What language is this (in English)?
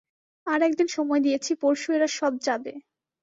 Bangla